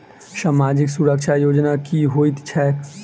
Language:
Maithili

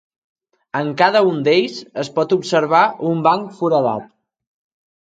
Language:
Catalan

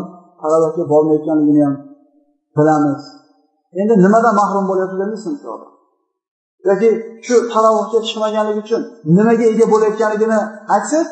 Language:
Turkish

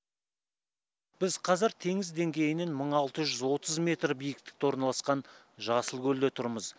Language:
Kazakh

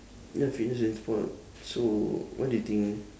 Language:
English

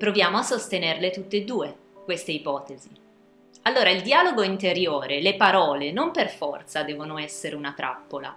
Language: Italian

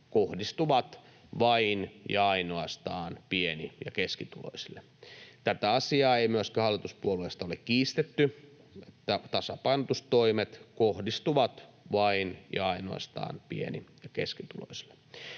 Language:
Finnish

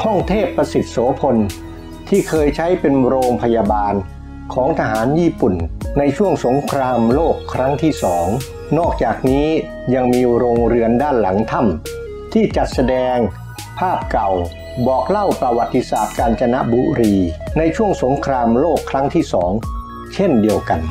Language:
Thai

